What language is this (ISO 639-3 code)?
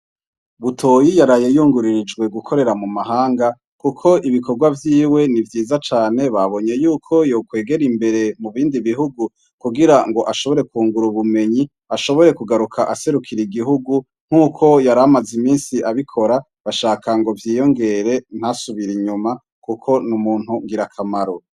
run